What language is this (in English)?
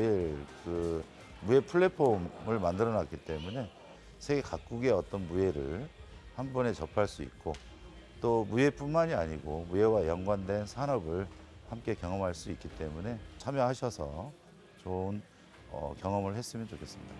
Korean